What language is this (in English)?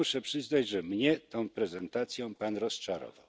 Polish